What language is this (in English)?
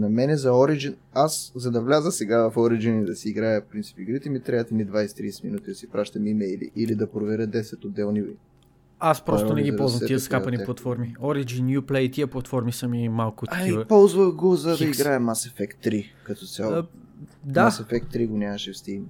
Bulgarian